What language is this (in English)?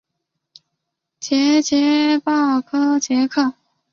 Chinese